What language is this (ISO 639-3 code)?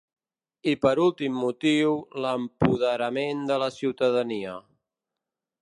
cat